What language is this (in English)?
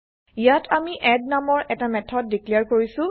Assamese